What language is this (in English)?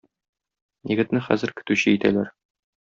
Tatar